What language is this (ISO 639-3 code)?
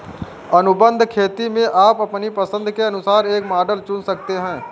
hin